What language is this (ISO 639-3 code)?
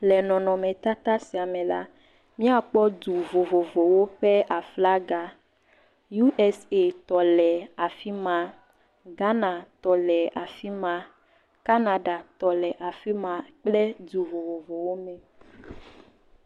ewe